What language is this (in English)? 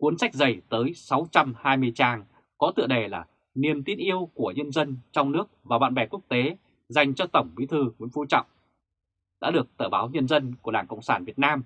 Vietnamese